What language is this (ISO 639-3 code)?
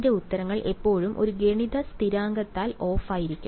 mal